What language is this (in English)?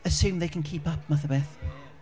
Welsh